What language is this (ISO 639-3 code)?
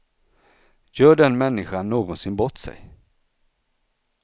swe